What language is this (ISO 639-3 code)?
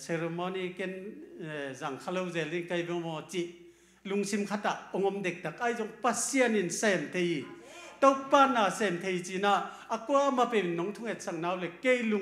tha